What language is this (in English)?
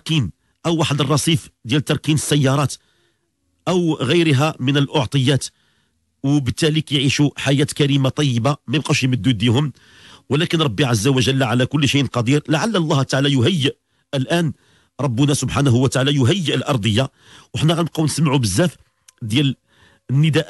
Arabic